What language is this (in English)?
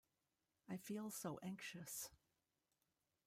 English